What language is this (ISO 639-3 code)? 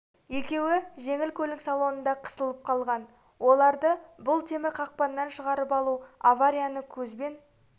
kaz